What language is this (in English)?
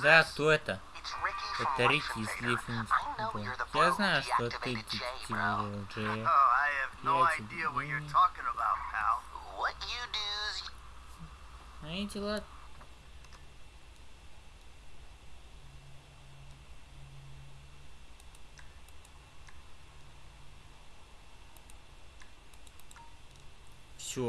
Russian